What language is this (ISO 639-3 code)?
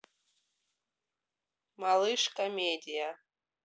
rus